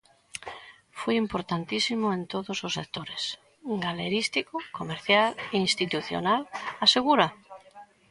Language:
Galician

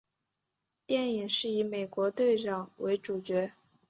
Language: Chinese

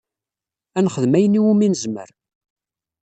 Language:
Kabyle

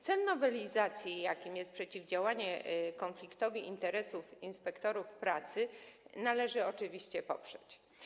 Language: Polish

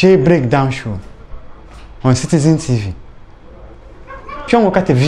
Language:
Italian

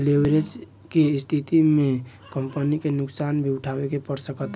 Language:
Bhojpuri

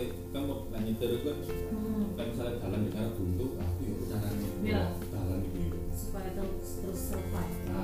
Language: Indonesian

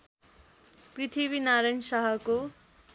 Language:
Nepali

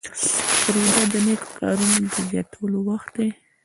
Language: Pashto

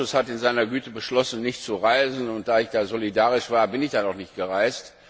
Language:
German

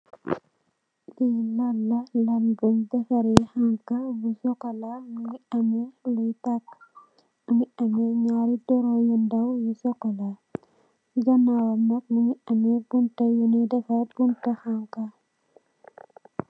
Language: Wolof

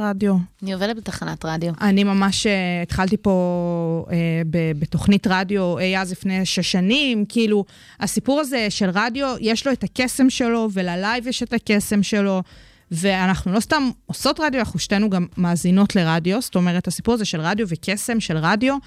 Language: Hebrew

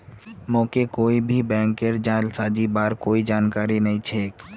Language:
Magahi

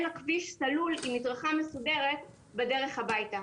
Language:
Hebrew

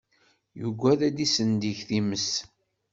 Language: Kabyle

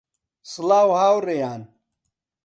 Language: Central Kurdish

